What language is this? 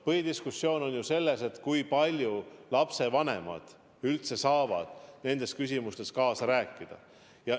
Estonian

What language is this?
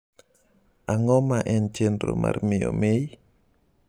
Luo (Kenya and Tanzania)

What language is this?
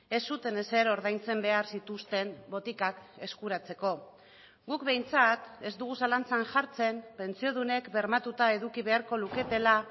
Basque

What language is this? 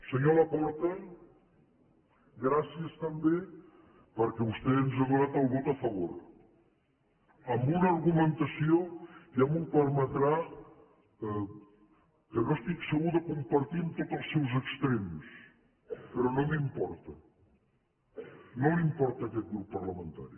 Catalan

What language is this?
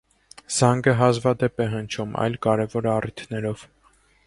Armenian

